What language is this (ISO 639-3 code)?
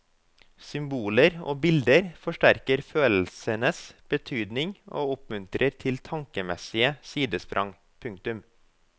nor